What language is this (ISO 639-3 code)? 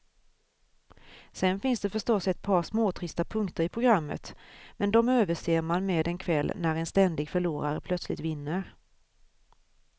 swe